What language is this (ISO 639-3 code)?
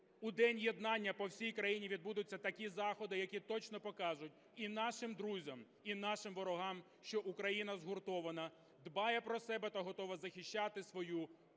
ukr